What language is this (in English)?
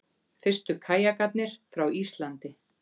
Icelandic